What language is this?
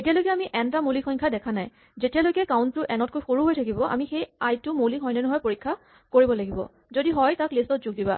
Assamese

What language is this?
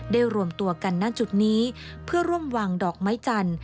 Thai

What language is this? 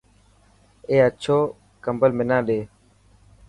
Dhatki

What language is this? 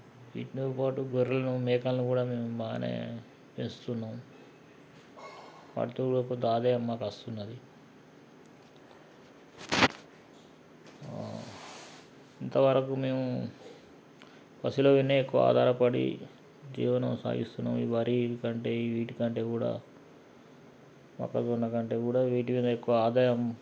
Telugu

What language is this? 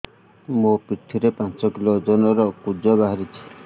Odia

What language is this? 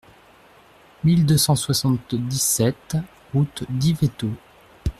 French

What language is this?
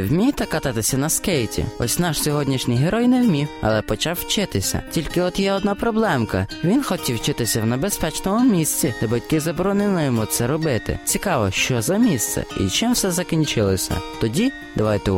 Ukrainian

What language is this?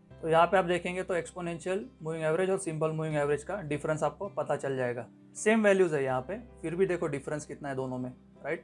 Hindi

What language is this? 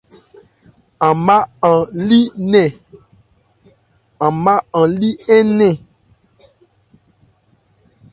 Ebrié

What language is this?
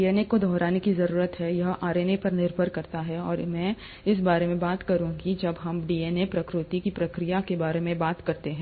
Hindi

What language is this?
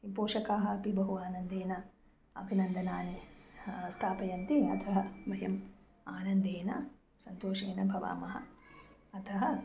Sanskrit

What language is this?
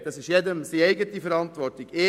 Swiss German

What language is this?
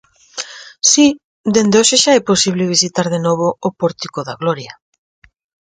Galician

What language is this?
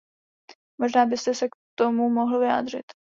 Czech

